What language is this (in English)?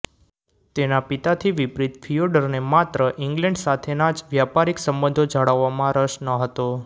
Gujarati